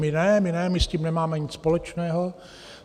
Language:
Czech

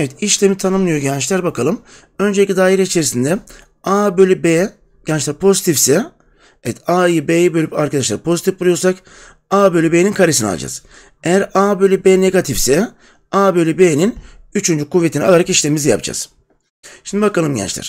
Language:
Turkish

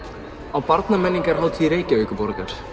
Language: Icelandic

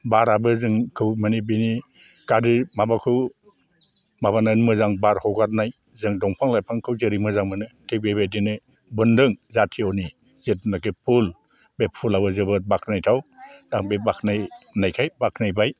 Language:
Bodo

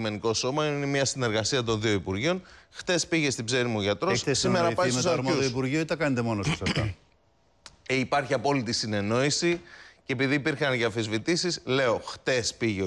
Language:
Greek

